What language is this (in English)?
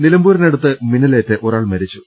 Malayalam